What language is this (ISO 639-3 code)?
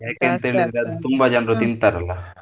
kan